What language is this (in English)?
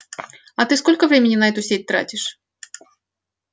Russian